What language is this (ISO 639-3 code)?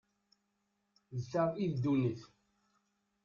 kab